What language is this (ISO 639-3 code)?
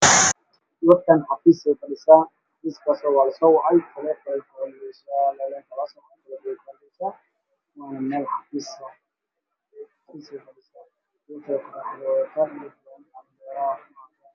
som